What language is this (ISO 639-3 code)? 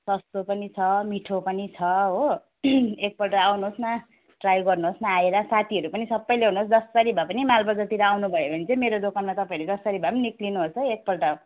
nep